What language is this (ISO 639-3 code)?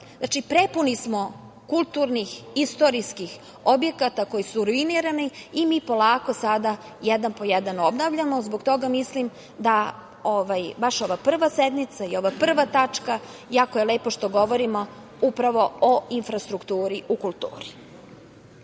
srp